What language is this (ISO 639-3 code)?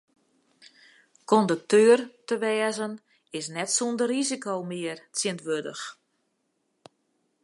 fry